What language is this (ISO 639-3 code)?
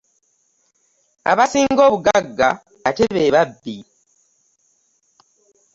lug